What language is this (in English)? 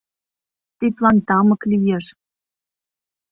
Mari